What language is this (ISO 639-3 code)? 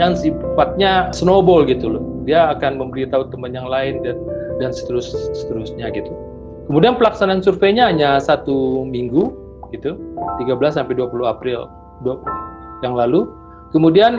ind